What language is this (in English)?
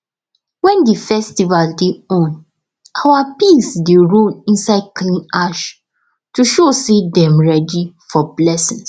Nigerian Pidgin